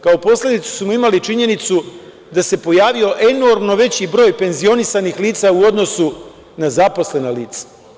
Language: Serbian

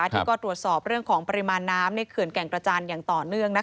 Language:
Thai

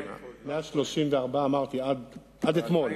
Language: Hebrew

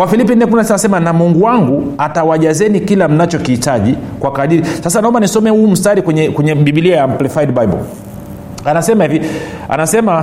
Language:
Swahili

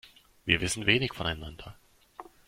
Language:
German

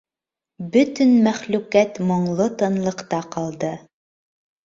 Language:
Bashkir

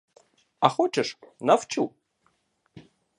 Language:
Ukrainian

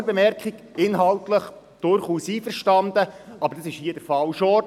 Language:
Swiss German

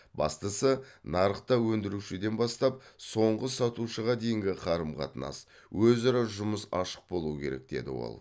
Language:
Kazakh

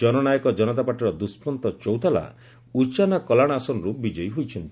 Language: Odia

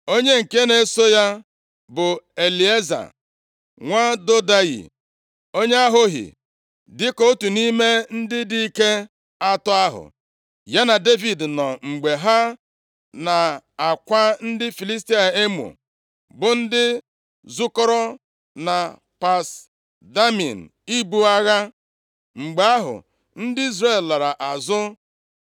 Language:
Igbo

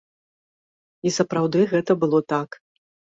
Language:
Belarusian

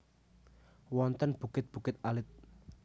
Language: Javanese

